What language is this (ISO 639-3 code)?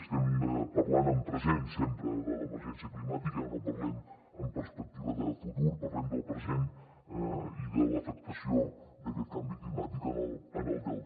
cat